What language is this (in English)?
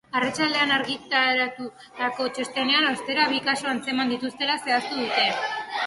Basque